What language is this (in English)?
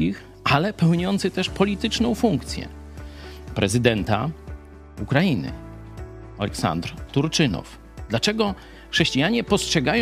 Polish